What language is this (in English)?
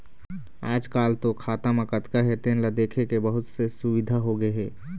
Chhattisgarhi